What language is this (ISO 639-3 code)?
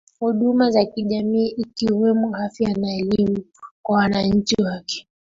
swa